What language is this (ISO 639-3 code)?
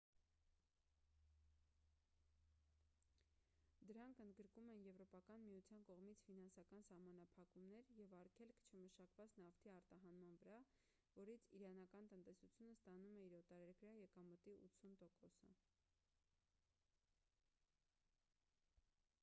hye